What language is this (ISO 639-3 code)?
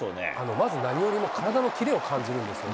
jpn